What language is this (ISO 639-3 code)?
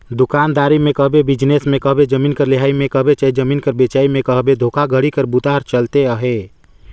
hne